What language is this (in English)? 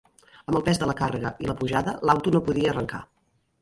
Catalan